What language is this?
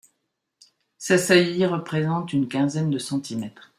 French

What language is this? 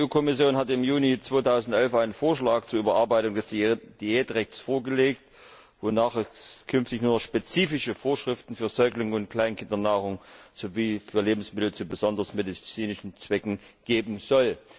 German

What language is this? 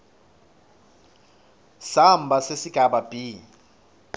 Swati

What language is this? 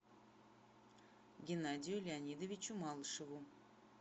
Russian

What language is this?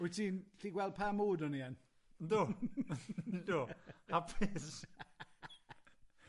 Welsh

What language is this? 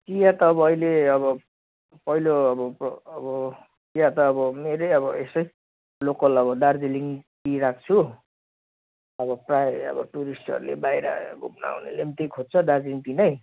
Nepali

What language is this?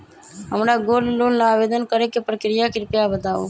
Magahi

